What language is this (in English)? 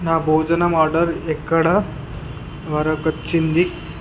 Telugu